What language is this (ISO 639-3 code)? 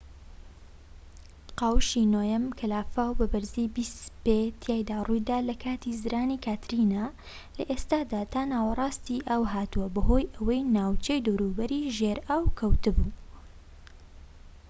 ckb